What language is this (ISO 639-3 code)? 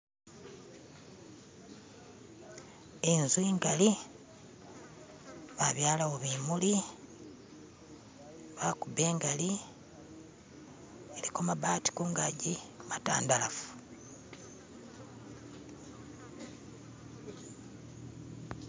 myx